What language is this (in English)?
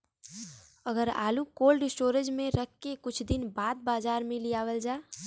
Bhojpuri